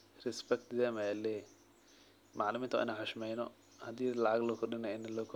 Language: Somali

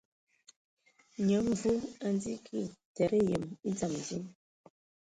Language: Ewondo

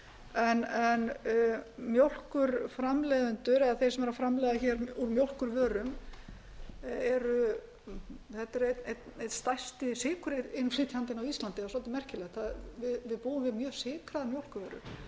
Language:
Icelandic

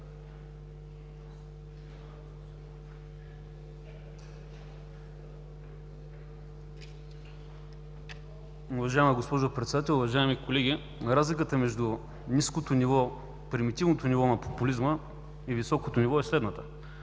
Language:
Bulgarian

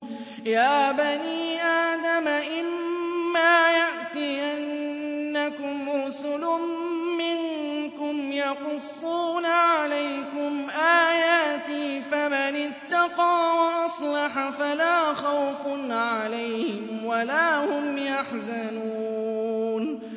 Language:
Arabic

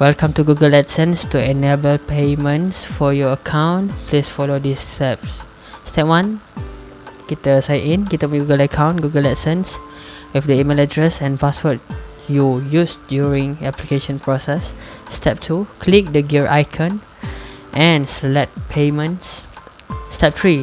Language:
Malay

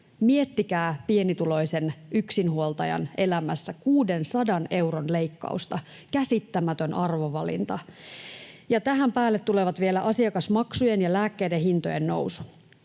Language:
Finnish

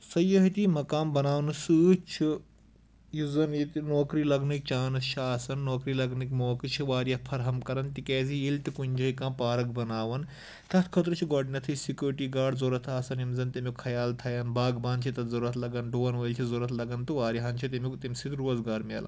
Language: Kashmiri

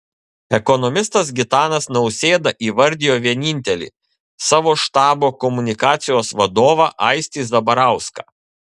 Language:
Lithuanian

